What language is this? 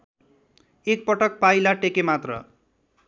Nepali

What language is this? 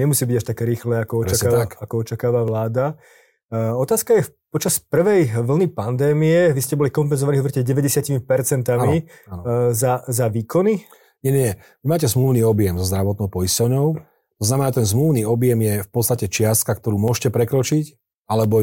Slovak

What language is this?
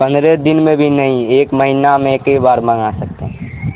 Urdu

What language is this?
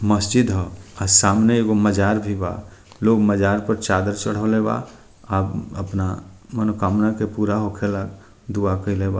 Bhojpuri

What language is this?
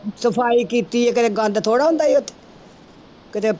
Punjabi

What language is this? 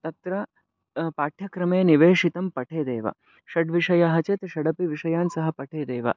Sanskrit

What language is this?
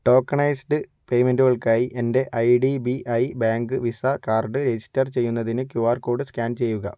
Malayalam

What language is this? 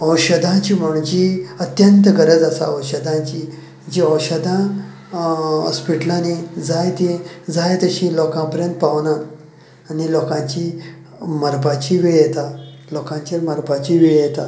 Konkani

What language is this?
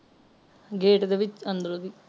Punjabi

